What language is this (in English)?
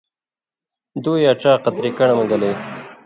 Indus Kohistani